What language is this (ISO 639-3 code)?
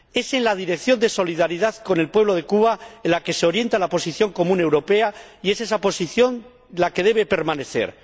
spa